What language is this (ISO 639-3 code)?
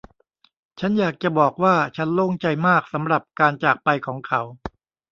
tha